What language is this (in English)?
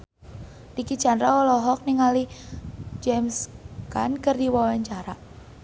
Sundanese